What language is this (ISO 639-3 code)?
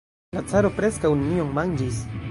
epo